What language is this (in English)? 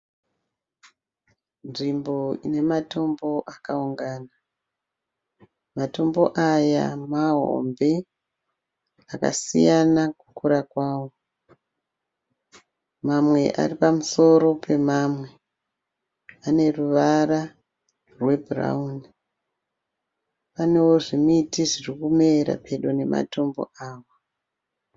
Shona